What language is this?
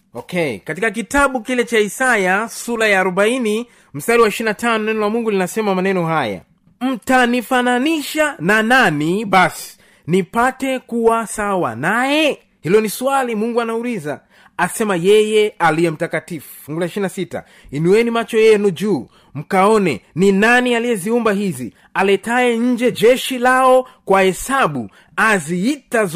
Swahili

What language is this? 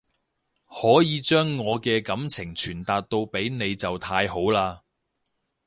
Cantonese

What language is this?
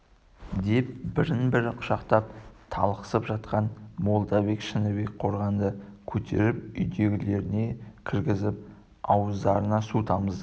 Kazakh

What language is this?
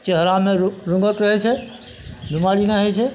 Maithili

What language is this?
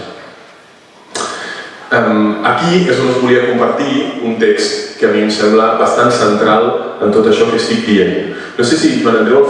Spanish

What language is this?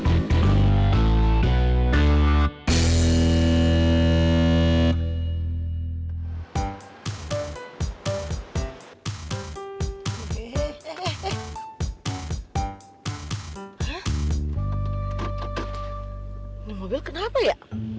Indonesian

